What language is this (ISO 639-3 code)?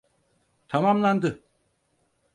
tur